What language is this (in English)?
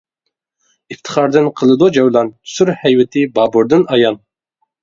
Uyghur